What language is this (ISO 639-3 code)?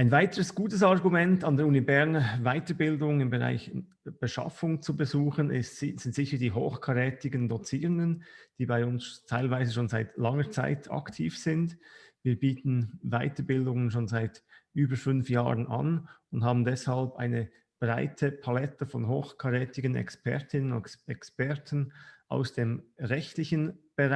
deu